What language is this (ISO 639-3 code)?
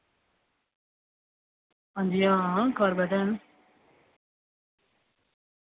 doi